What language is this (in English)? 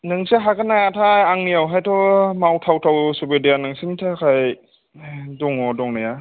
Bodo